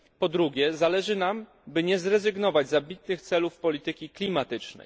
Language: Polish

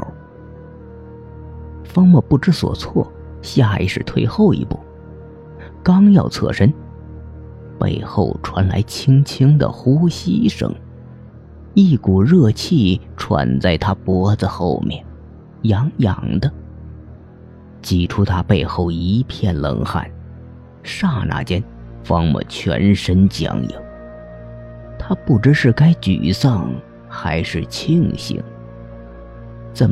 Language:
Chinese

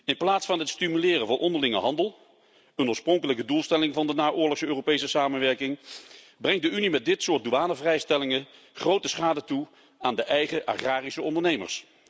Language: Dutch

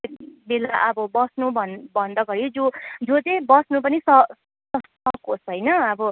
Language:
Nepali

